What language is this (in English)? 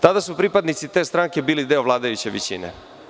Serbian